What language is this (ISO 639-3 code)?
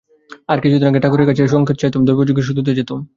ben